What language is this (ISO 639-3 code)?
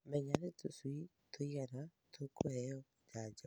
kik